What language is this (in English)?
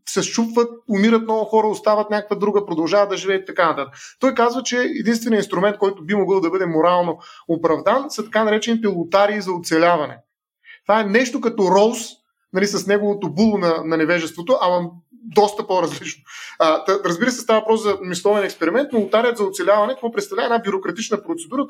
Bulgarian